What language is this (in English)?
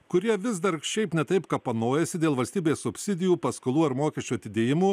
Lithuanian